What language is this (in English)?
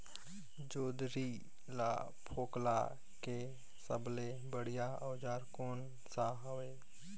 Chhattisgarhi